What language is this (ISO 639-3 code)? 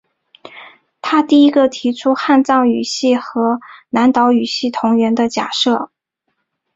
zho